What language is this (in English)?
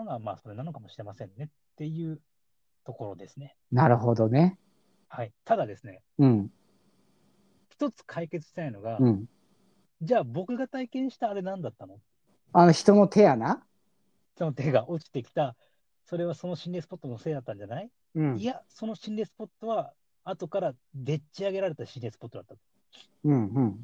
Japanese